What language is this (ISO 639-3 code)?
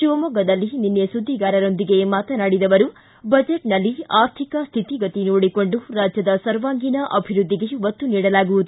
kan